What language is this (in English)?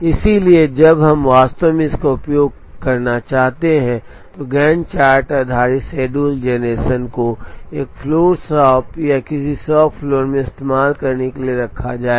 Hindi